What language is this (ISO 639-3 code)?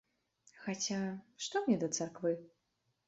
bel